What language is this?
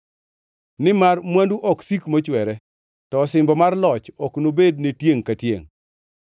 Luo (Kenya and Tanzania)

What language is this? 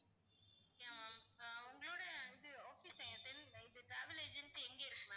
Tamil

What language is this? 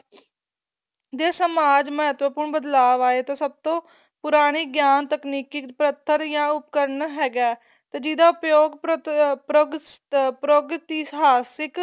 Punjabi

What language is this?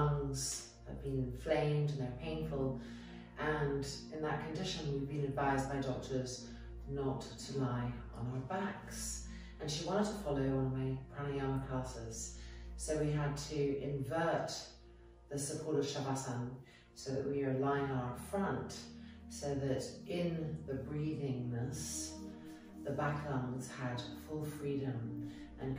English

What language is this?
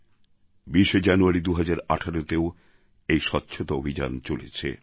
Bangla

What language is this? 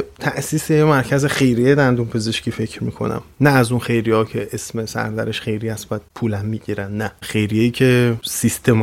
Persian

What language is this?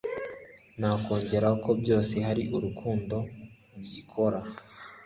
Kinyarwanda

